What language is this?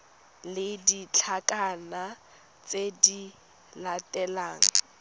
Tswana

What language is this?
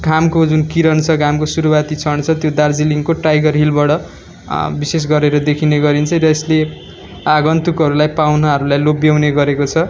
Nepali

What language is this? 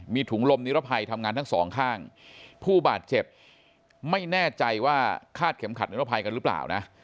Thai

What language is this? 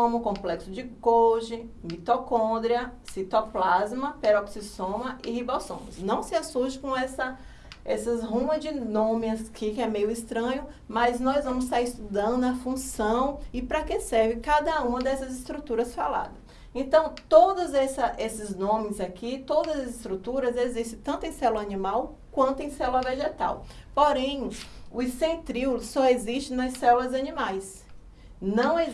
Portuguese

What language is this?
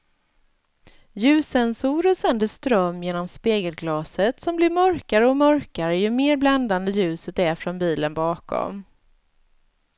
Swedish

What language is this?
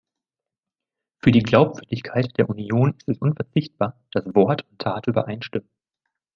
German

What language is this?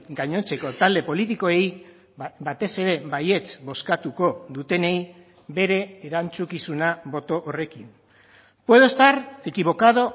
Basque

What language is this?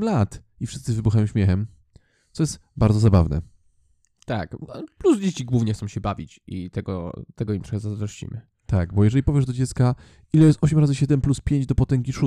Polish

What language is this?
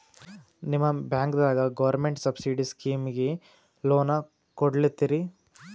Kannada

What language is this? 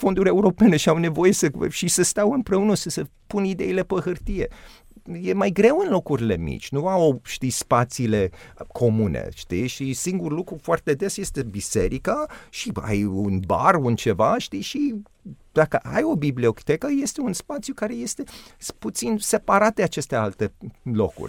Romanian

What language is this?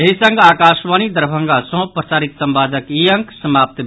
Maithili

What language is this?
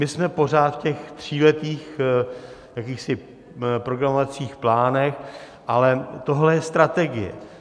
Czech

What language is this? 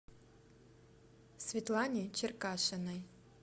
Russian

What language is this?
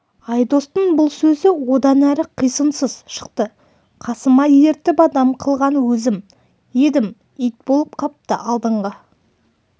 Kazakh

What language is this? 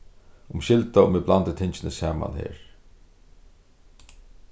Faroese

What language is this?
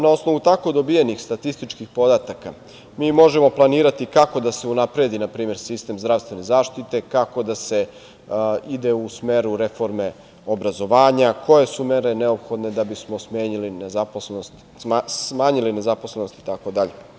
Serbian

